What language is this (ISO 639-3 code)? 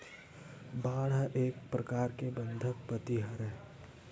hne